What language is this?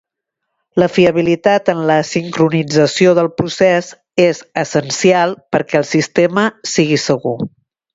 Catalan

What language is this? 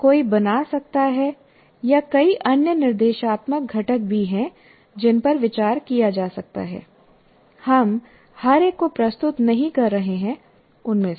Hindi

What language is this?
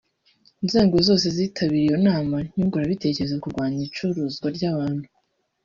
Kinyarwanda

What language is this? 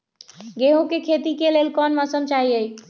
Magahi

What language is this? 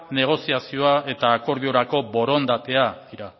Basque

